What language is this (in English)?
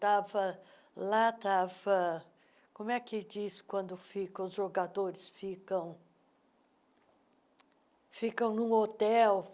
Portuguese